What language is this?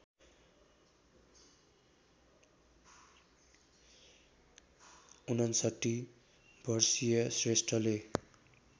Nepali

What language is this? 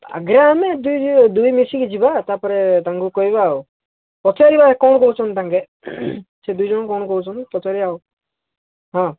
Odia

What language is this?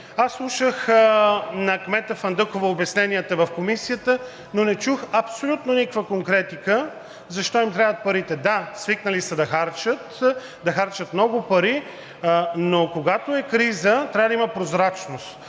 Bulgarian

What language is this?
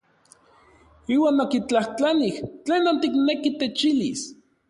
Orizaba Nahuatl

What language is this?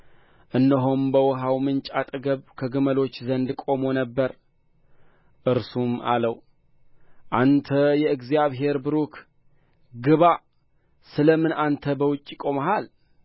Amharic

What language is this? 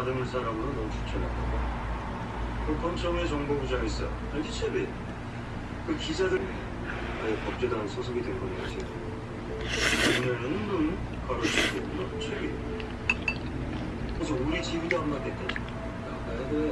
Korean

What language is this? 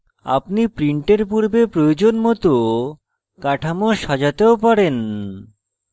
Bangla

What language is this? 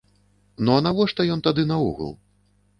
Belarusian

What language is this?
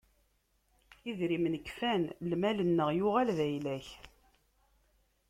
Kabyle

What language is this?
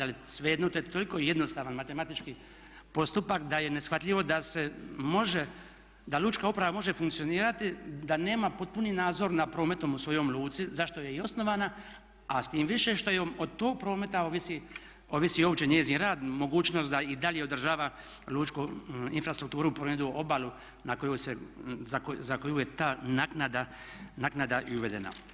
Croatian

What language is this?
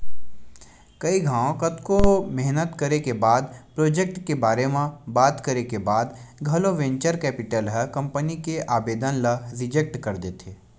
Chhattisgarhi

